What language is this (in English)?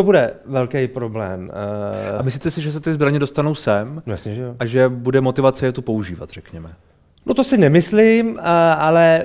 Czech